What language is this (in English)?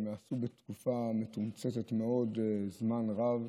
Hebrew